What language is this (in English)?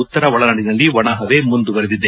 Kannada